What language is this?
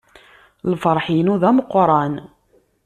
Kabyle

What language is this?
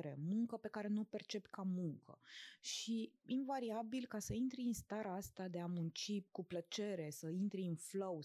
Romanian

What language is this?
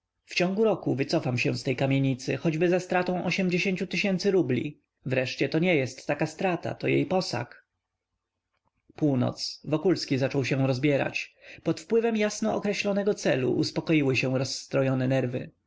Polish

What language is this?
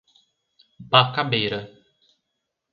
Portuguese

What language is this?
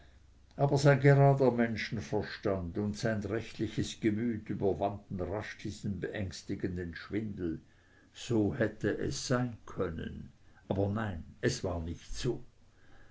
German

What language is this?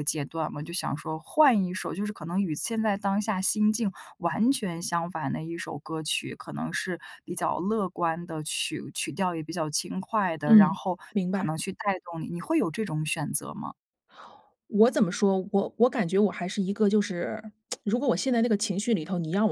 Chinese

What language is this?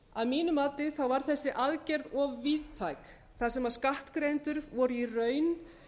Icelandic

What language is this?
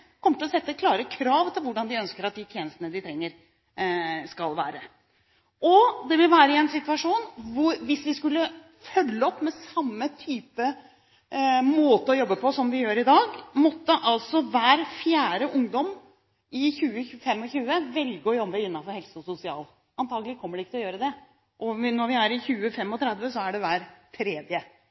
Norwegian Bokmål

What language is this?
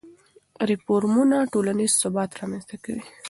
Pashto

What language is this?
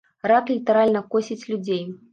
Belarusian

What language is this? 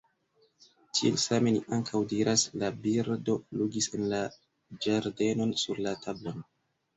Esperanto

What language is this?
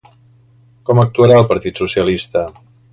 Catalan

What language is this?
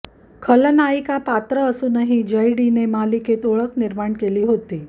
Marathi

